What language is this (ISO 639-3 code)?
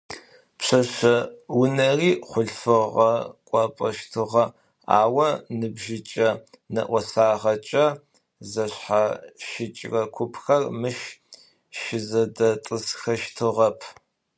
ady